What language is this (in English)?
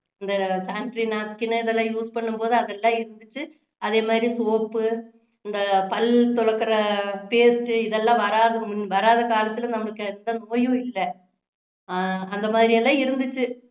Tamil